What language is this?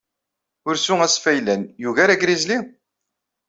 Kabyle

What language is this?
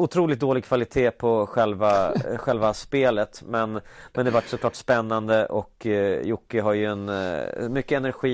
Swedish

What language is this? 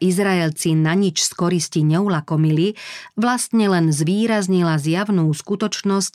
Slovak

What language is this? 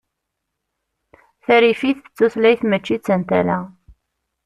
Kabyle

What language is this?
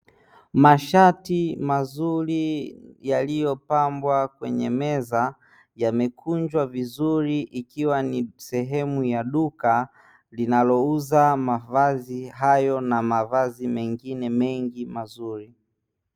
Swahili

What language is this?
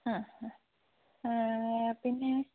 Malayalam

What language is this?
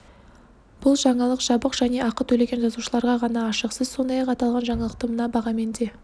Kazakh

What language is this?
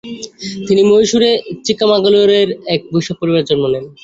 Bangla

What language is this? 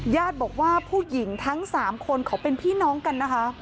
Thai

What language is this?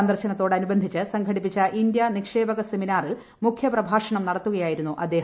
Malayalam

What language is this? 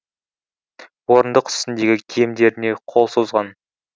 Kazakh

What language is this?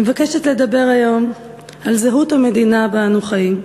Hebrew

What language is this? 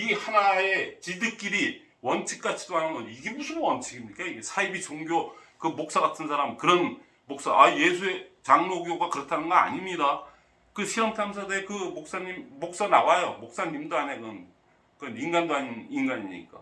Korean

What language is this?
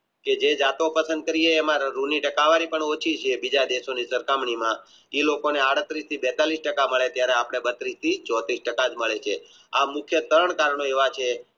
Gujarati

